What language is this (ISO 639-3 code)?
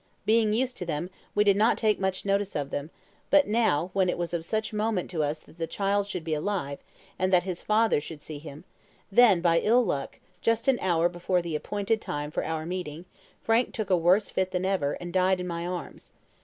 eng